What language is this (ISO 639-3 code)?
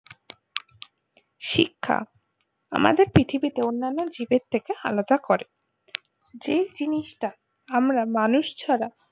ben